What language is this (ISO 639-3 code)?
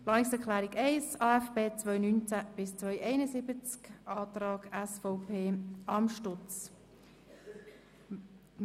gsw